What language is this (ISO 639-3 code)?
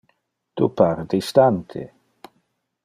ina